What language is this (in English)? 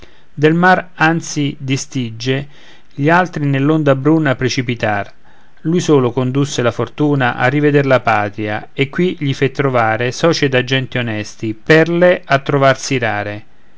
Italian